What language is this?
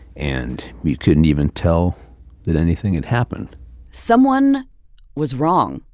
English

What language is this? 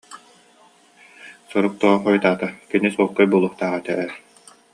Yakut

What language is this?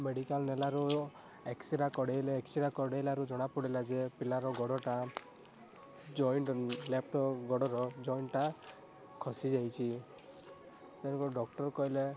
Odia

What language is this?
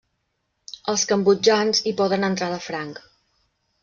Catalan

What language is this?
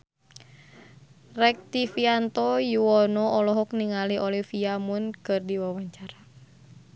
Sundanese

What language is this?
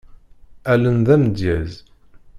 Kabyle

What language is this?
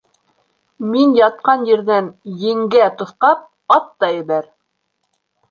Bashkir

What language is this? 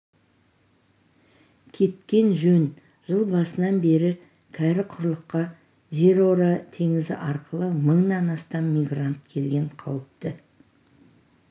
Kazakh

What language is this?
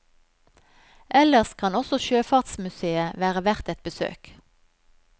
Norwegian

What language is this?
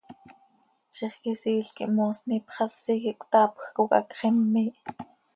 Seri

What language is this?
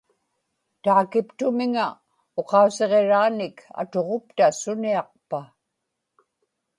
Inupiaq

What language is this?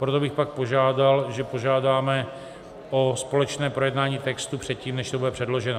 Czech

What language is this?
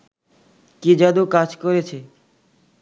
Bangla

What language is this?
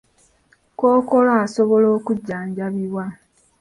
Ganda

